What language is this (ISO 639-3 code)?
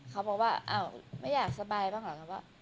tha